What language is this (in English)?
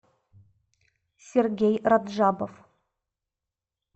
Russian